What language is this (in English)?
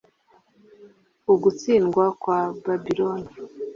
Kinyarwanda